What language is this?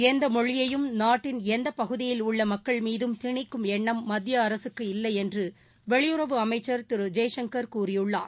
Tamil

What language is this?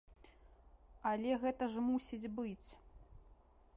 Belarusian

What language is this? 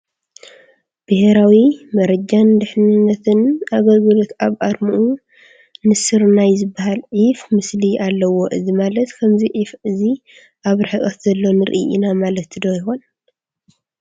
Tigrinya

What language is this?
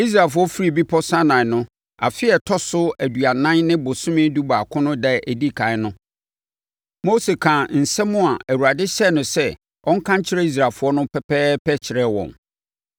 Akan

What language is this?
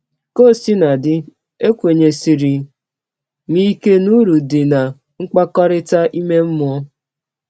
Igbo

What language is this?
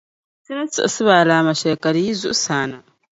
Dagbani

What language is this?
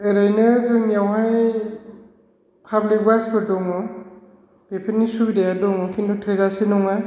Bodo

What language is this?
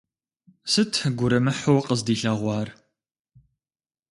Kabardian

